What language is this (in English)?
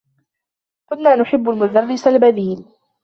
Arabic